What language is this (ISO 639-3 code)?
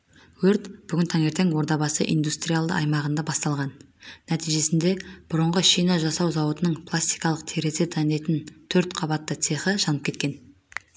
kaz